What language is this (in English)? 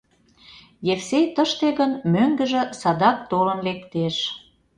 Mari